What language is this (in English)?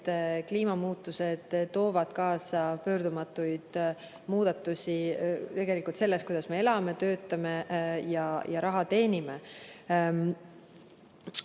Estonian